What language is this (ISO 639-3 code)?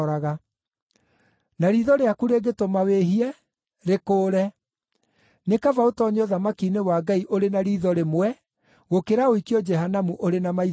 kik